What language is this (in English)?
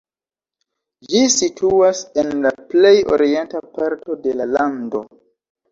Esperanto